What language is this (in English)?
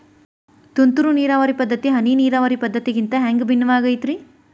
Kannada